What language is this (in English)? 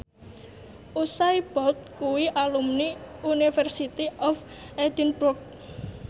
Javanese